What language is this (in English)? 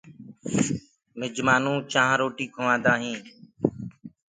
Gurgula